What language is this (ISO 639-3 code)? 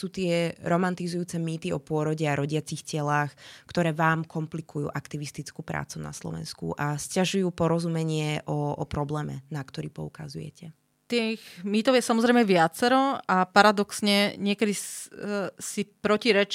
slk